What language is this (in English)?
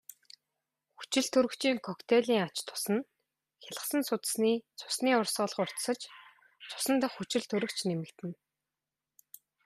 Mongolian